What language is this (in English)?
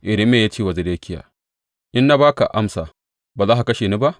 Hausa